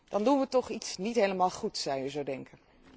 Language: Dutch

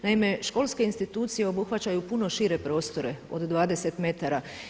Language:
Croatian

